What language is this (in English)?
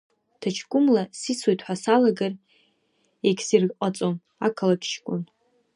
Abkhazian